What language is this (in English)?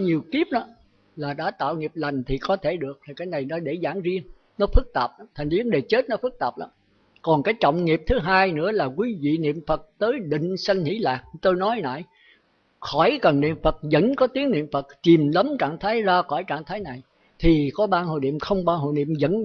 Vietnamese